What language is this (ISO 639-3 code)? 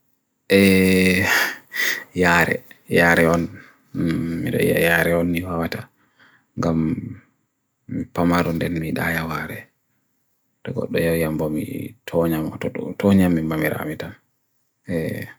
fui